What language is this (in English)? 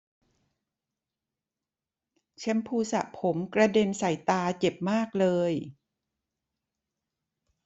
Thai